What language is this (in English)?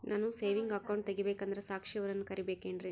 Kannada